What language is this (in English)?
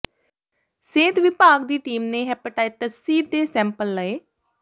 Punjabi